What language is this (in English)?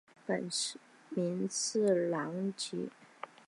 Chinese